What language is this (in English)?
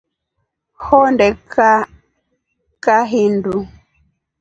Rombo